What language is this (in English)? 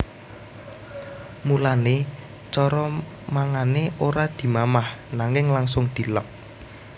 Javanese